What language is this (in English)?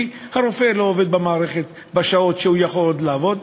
Hebrew